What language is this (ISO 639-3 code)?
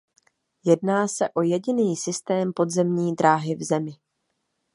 ces